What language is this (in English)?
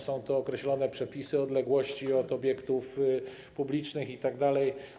Polish